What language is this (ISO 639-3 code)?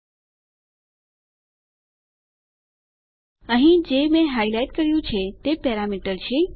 guj